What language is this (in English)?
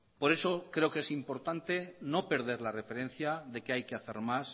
Spanish